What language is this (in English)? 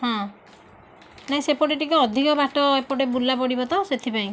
Odia